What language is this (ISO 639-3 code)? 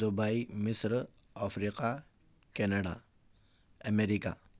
urd